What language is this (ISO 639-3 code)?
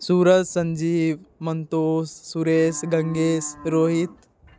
mai